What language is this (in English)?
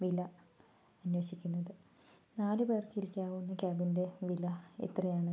Malayalam